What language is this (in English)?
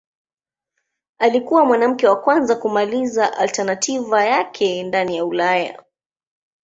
Swahili